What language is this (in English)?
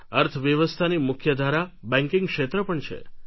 Gujarati